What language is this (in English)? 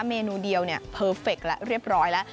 Thai